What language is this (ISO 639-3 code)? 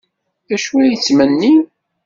kab